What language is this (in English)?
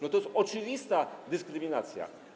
Polish